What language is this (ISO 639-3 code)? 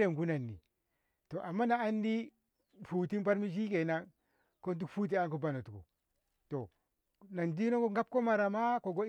nbh